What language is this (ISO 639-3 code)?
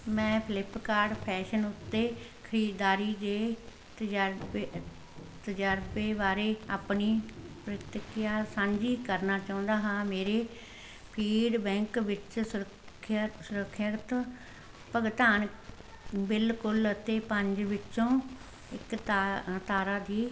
pan